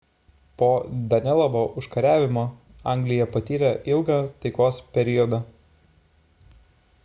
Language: Lithuanian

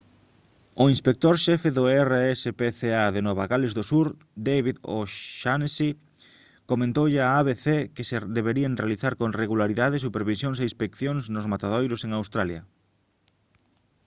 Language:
Galician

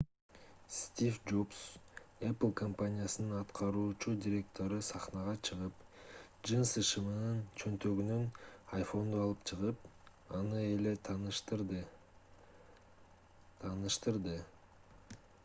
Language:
Kyrgyz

